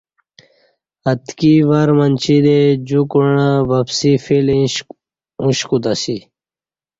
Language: Kati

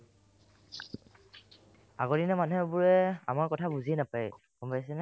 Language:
Assamese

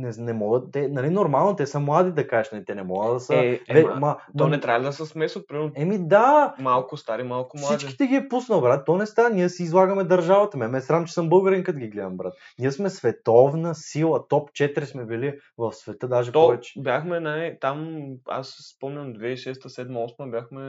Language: Bulgarian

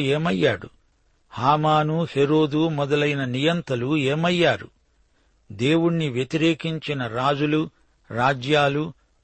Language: Telugu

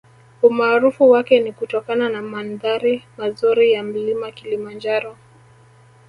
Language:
Swahili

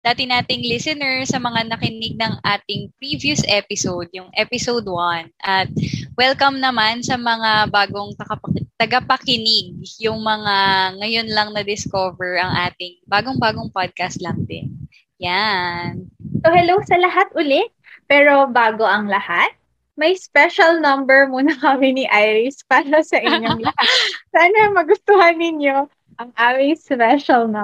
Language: Filipino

